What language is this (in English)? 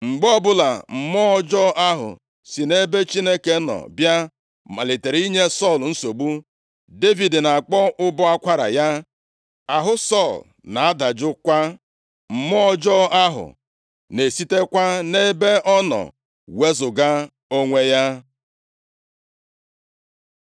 Igbo